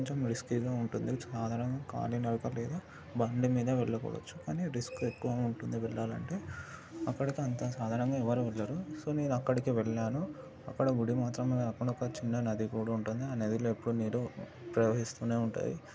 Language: Telugu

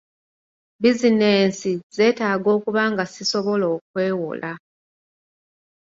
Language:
Ganda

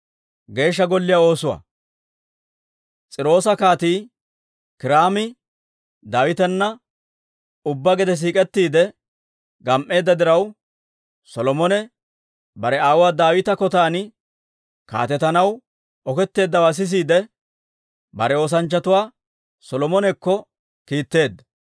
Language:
Dawro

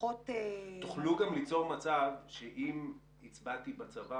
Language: Hebrew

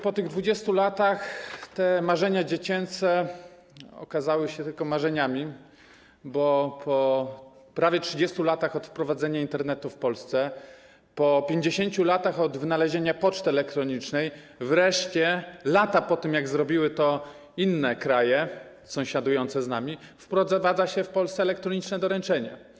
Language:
Polish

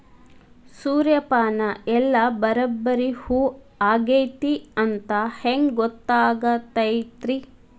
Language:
Kannada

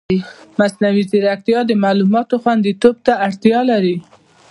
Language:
Pashto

